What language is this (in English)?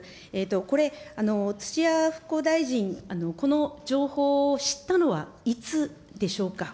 Japanese